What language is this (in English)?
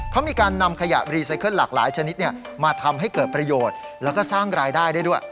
Thai